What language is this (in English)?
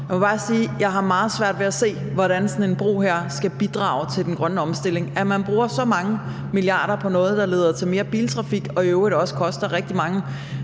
Danish